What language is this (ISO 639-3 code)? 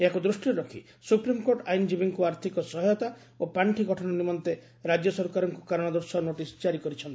ori